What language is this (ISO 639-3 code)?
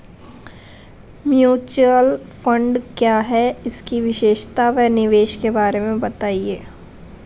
hin